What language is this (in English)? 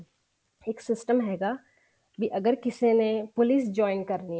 Punjabi